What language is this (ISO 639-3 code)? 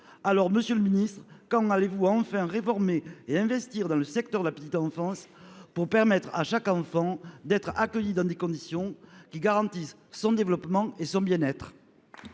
fra